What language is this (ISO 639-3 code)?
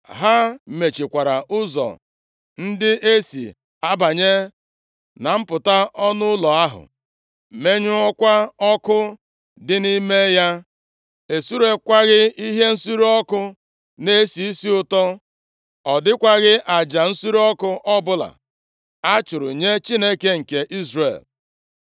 ibo